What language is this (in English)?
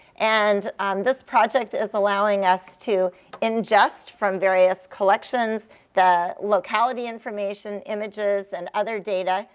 English